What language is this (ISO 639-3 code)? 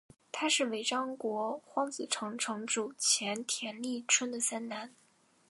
zho